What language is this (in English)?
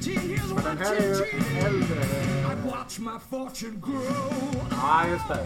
Swedish